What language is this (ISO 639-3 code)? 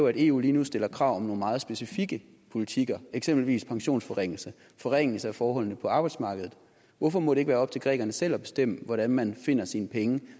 dan